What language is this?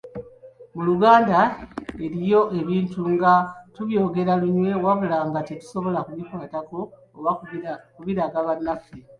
Ganda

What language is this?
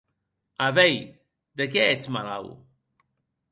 Occitan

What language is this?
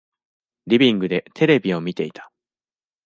Japanese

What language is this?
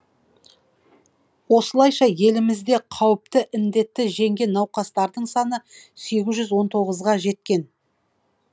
Kazakh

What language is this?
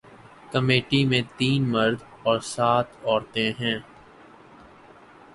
Urdu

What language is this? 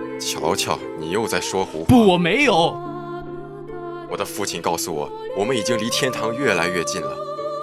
Chinese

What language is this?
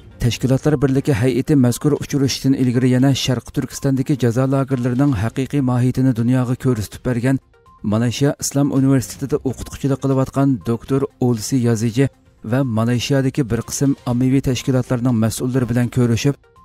Turkish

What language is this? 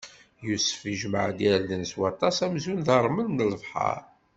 Kabyle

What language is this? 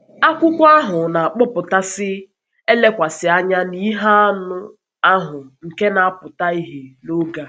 Igbo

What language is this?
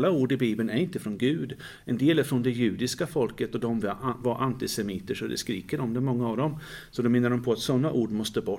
Swedish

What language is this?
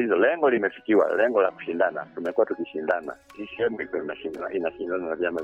Swahili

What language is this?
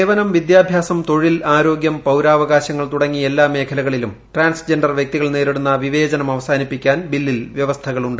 Malayalam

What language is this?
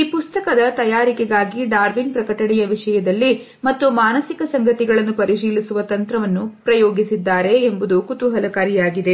Kannada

